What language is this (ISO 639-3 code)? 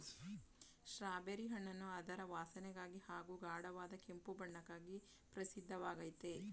kan